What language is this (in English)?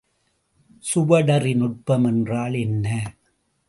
Tamil